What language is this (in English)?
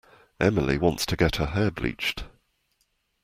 English